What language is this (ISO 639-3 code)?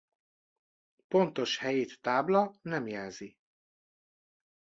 hun